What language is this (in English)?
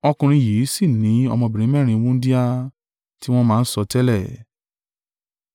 Yoruba